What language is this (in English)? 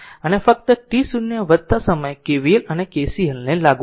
Gujarati